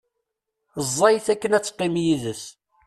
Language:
Kabyle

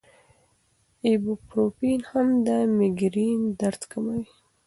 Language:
Pashto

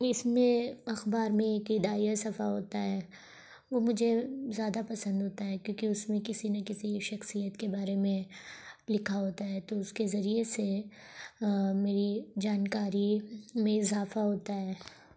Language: Urdu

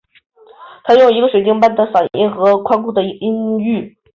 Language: Chinese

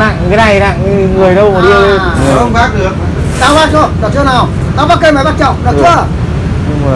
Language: Vietnamese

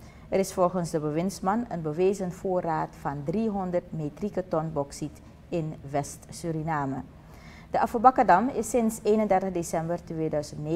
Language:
Dutch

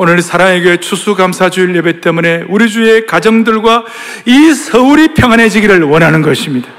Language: Korean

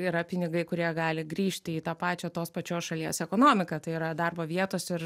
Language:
Lithuanian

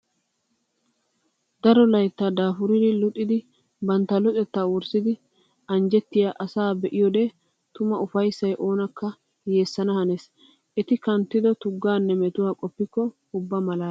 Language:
Wolaytta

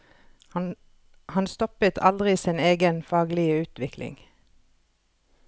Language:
Norwegian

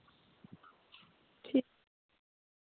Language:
Dogri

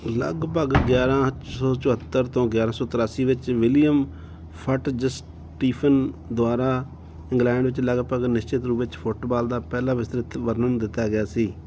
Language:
Punjabi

